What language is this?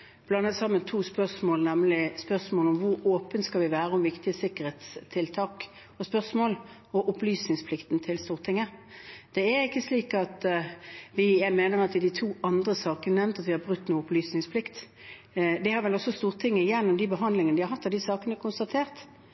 Norwegian Bokmål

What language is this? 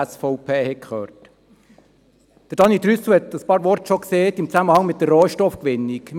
Swiss German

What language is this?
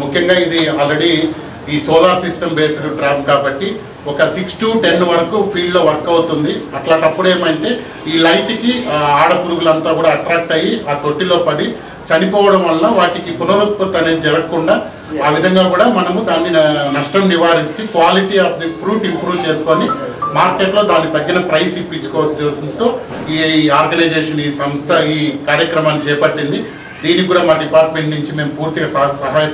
Arabic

